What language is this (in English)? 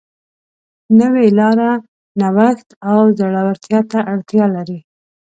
Pashto